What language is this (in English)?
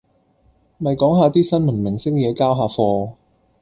Cantonese